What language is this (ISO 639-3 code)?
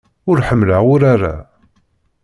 kab